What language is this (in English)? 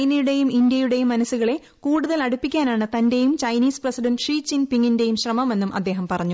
Malayalam